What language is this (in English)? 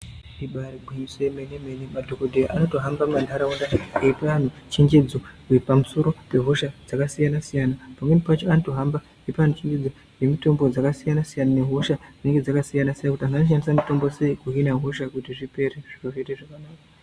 Ndau